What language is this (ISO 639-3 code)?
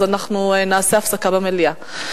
heb